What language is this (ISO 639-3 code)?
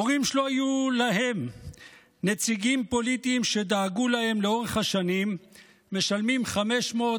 heb